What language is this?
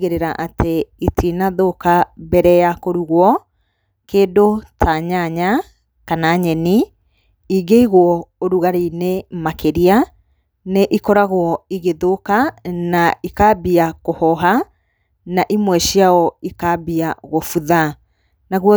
Kikuyu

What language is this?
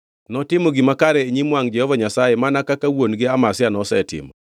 Luo (Kenya and Tanzania)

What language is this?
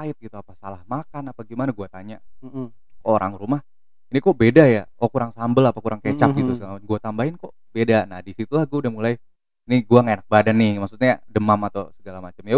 Indonesian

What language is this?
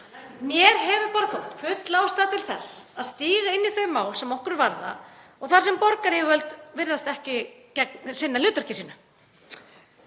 Icelandic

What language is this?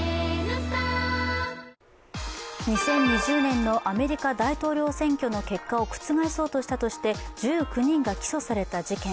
Japanese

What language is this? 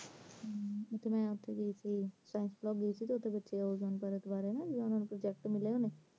Punjabi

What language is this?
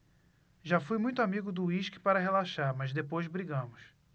Portuguese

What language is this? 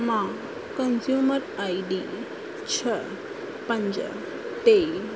Sindhi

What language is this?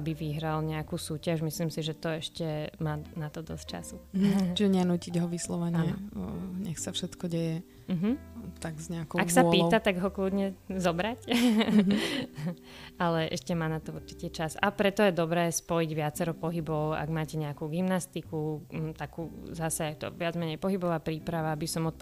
Slovak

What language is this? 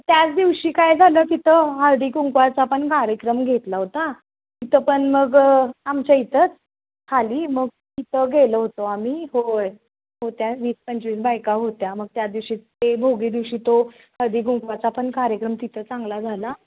Marathi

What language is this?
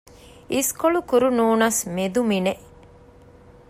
Divehi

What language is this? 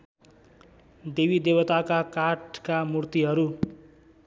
Nepali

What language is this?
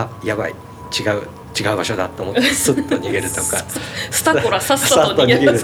Japanese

